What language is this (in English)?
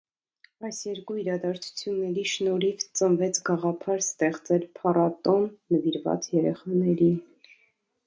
Armenian